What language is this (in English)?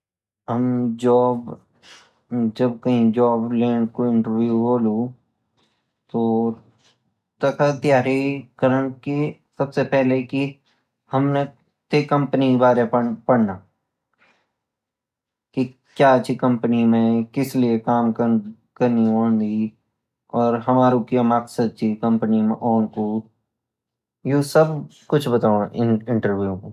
Garhwali